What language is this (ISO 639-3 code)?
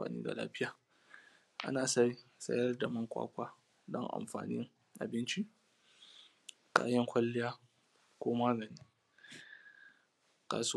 hau